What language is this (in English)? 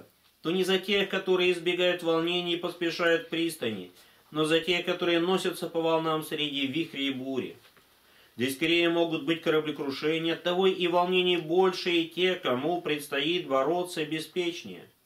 Russian